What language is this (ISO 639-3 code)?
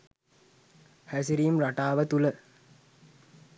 sin